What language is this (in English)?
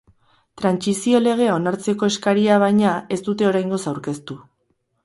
Basque